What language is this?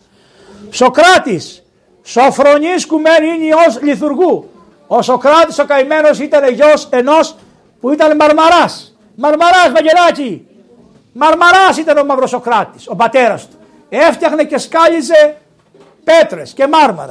Greek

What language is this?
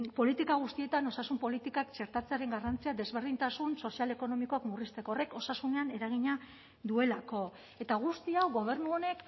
Basque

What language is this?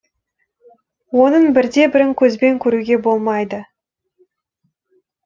Kazakh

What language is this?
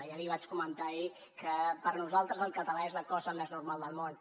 Catalan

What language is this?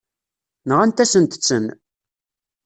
Kabyle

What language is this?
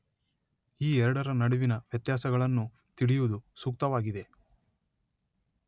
Kannada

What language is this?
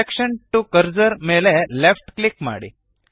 Kannada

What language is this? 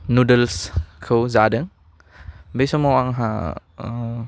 Bodo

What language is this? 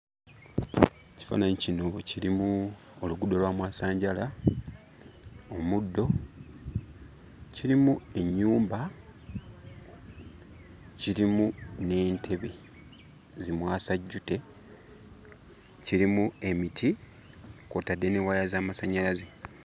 Ganda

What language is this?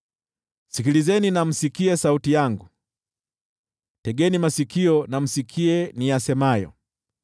Swahili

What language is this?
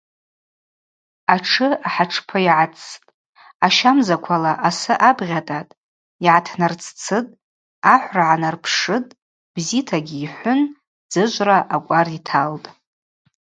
Abaza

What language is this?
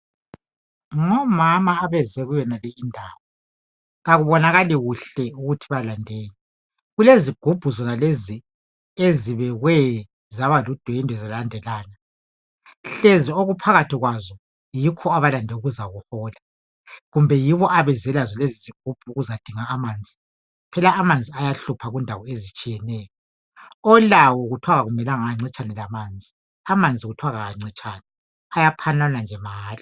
North Ndebele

